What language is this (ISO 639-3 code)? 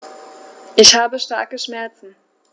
deu